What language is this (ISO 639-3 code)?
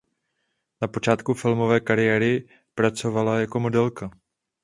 ces